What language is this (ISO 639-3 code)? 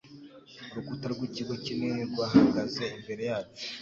kin